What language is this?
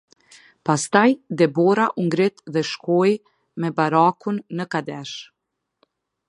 Albanian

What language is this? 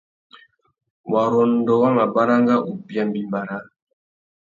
Tuki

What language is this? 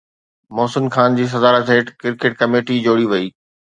Sindhi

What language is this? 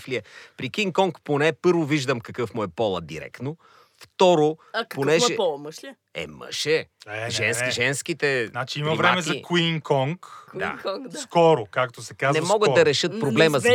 Bulgarian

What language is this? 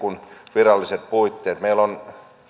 Finnish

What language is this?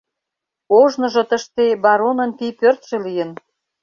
Mari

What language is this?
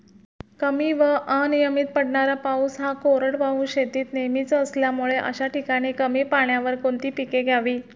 Marathi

